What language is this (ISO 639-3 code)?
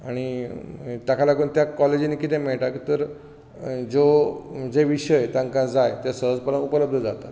kok